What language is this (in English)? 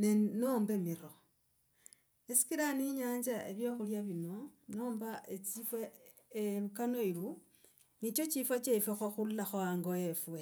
Logooli